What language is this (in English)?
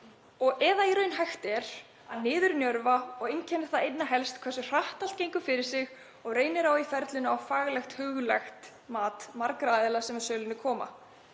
Icelandic